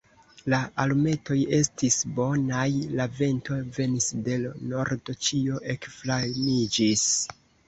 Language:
Esperanto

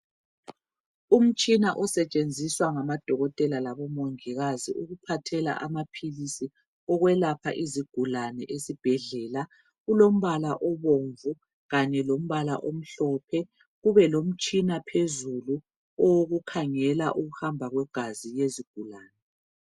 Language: North Ndebele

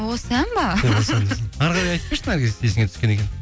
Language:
Kazakh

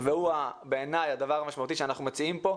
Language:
Hebrew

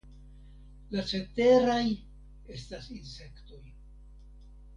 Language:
Esperanto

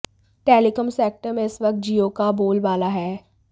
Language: Hindi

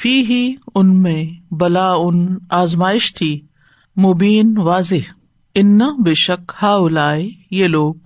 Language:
Urdu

